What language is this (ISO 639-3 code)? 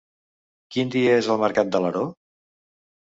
cat